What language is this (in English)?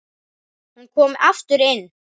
Icelandic